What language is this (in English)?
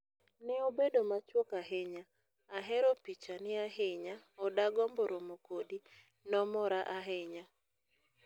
Luo (Kenya and Tanzania)